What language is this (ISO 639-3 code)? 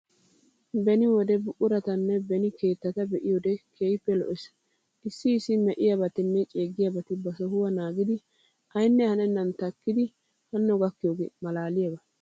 wal